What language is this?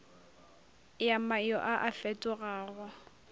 Northern Sotho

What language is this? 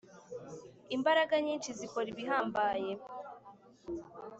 Kinyarwanda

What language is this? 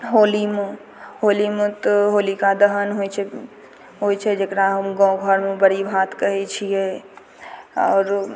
Maithili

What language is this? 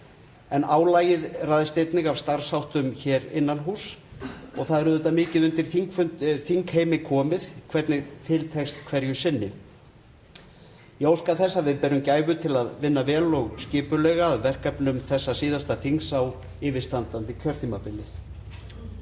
Icelandic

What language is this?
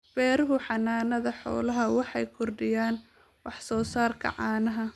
Somali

